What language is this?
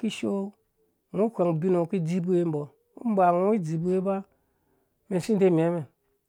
Dũya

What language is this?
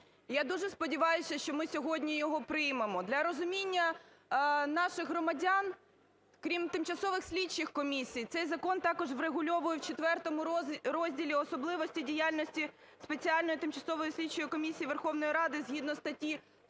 Ukrainian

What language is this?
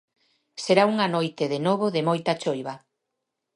Galician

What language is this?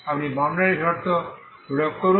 Bangla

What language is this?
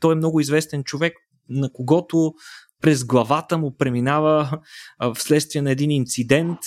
Bulgarian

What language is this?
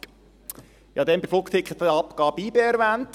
Swiss German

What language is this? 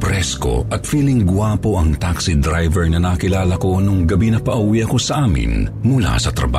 Filipino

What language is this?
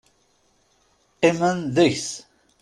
Kabyle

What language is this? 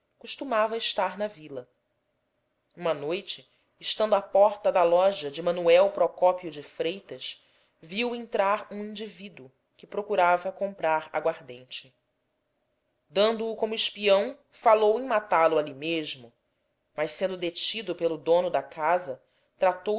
Portuguese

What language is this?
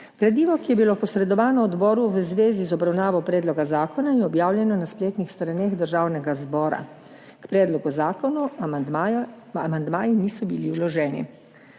Slovenian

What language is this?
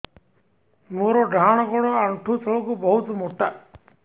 Odia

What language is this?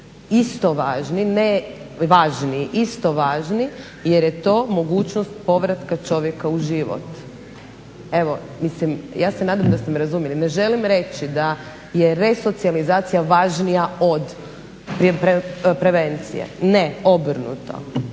Croatian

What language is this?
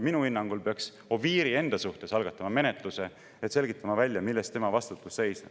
Estonian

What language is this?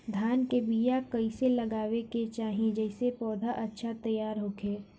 Bhojpuri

